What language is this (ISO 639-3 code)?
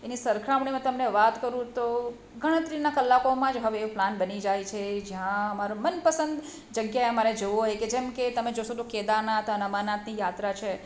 guj